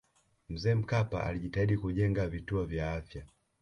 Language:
Swahili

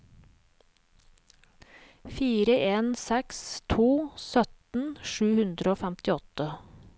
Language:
Norwegian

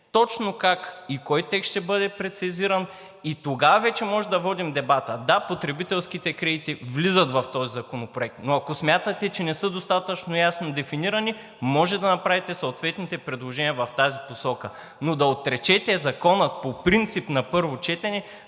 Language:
Bulgarian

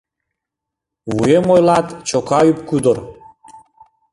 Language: Mari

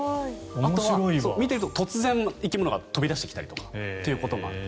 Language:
Japanese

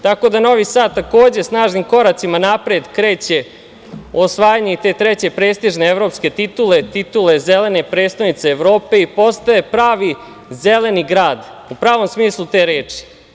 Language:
Serbian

